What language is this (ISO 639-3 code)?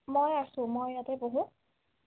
asm